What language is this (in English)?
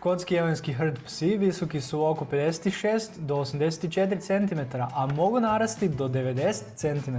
Croatian